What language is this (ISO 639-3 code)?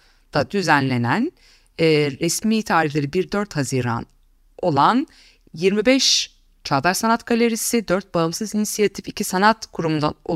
tur